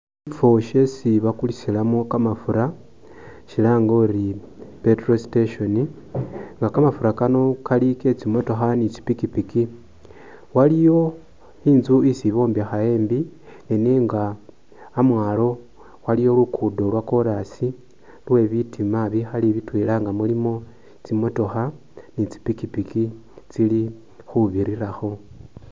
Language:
Masaaba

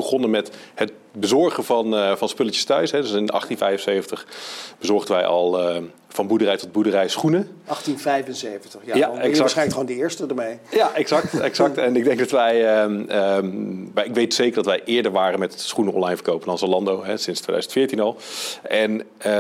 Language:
Dutch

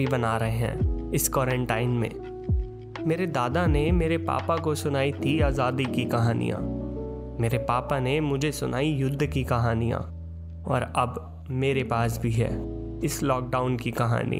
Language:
Hindi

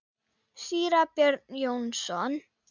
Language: Icelandic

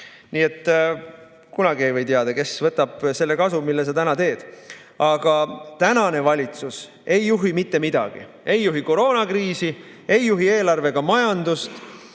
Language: Estonian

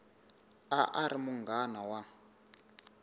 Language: Tsonga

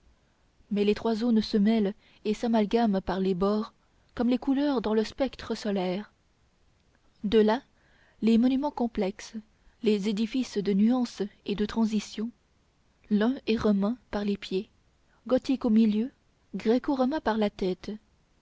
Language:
French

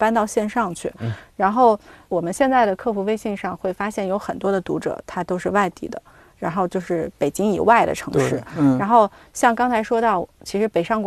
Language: Chinese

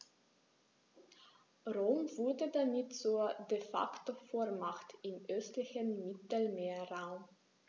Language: German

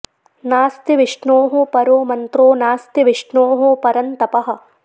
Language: Sanskrit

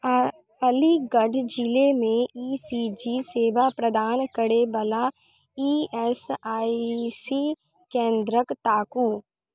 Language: Maithili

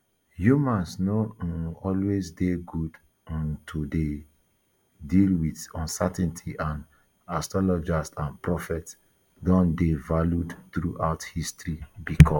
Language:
Nigerian Pidgin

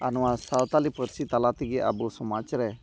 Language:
Santali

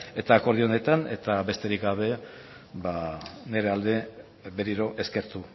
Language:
Basque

